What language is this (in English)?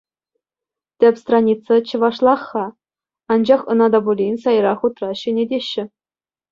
Chuvash